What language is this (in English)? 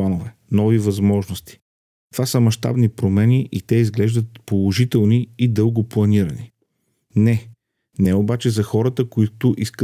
Bulgarian